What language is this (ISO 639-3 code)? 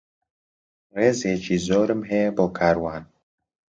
ckb